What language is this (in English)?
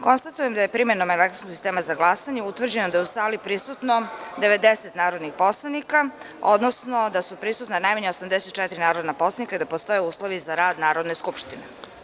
Serbian